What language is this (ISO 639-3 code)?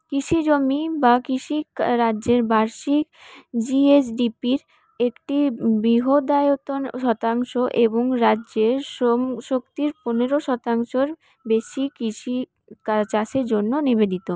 ben